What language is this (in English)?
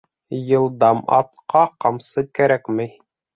Bashkir